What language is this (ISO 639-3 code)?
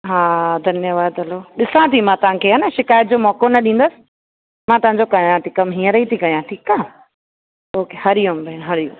snd